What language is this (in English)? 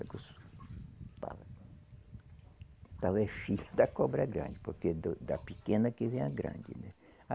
Portuguese